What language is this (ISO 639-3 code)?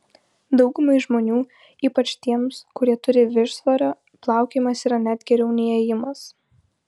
lit